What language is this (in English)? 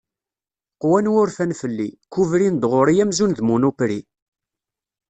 Kabyle